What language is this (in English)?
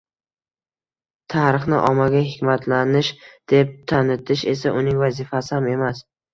Uzbek